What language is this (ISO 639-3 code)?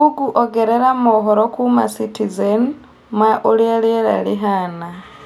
kik